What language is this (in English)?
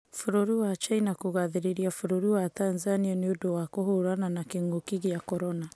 Kikuyu